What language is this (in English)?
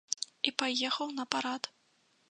Belarusian